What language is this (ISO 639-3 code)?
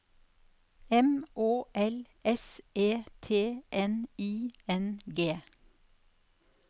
nor